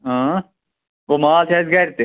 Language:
Kashmiri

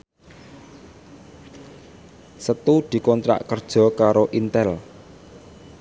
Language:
Javanese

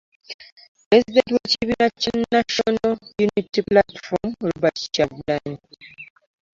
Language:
Ganda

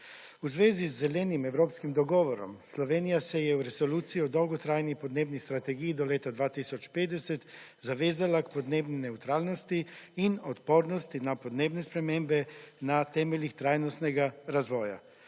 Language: Slovenian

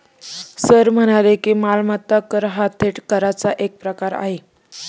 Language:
Marathi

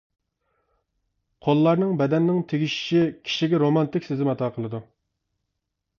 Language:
Uyghur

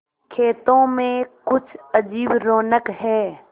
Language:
Hindi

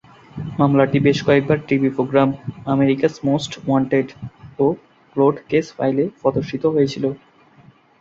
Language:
Bangla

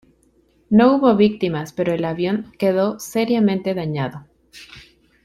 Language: Spanish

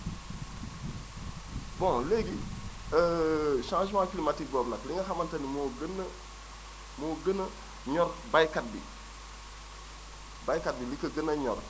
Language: Wolof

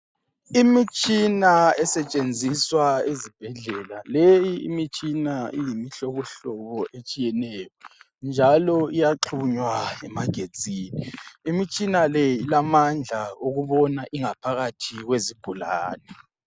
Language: North Ndebele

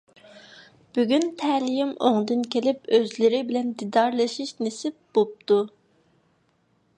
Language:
Uyghur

